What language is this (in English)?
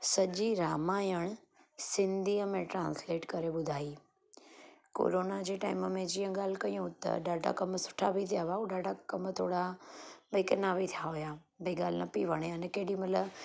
Sindhi